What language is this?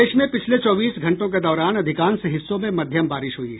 Hindi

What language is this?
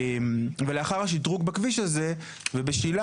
Hebrew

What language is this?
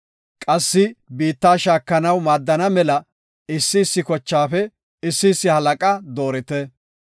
Gofa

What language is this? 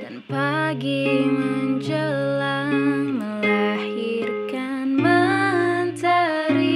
Indonesian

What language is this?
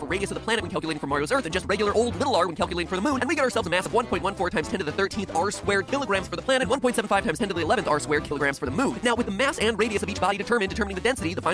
English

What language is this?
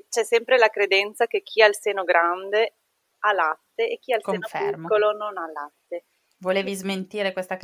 Italian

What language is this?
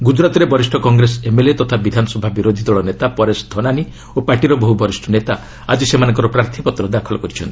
Odia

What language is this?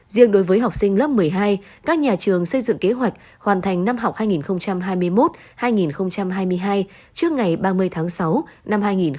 Vietnamese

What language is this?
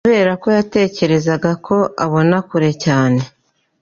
Kinyarwanda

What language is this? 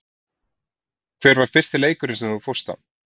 Icelandic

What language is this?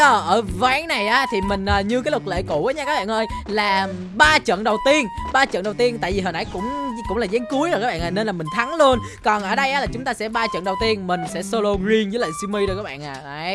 Vietnamese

